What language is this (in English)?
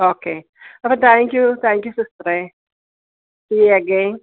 Malayalam